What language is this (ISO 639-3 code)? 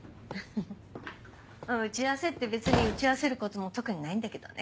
jpn